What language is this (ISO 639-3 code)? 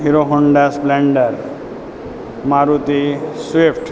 guj